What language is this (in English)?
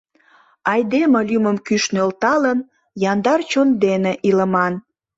Mari